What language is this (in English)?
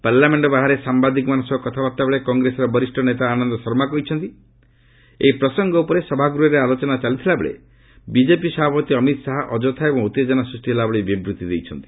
Odia